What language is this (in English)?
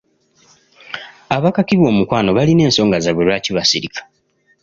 Ganda